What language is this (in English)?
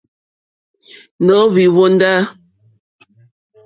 Mokpwe